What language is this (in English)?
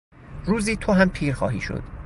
Persian